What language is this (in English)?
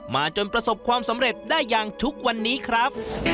Thai